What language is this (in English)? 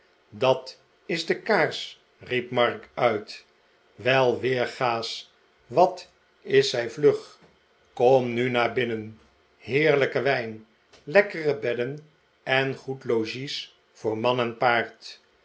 Dutch